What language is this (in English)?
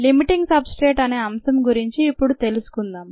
Telugu